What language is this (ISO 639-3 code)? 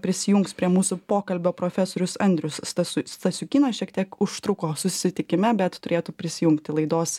lit